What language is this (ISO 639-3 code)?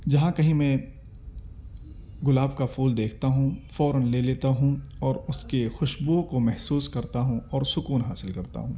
urd